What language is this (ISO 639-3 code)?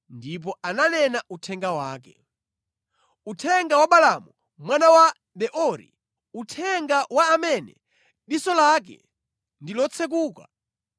nya